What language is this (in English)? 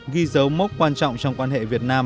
Vietnamese